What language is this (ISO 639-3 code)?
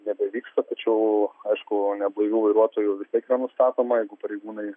lit